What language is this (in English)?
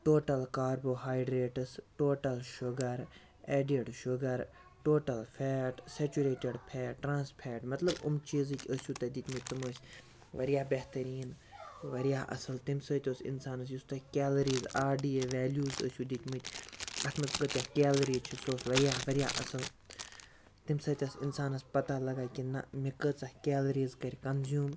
Kashmiri